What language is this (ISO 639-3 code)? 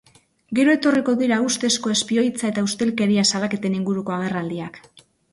eus